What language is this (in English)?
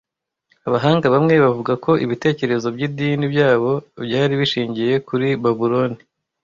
Kinyarwanda